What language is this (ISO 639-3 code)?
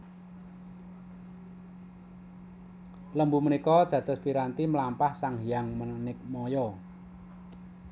jav